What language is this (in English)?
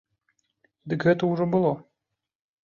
Belarusian